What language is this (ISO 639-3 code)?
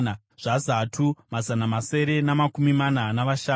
sna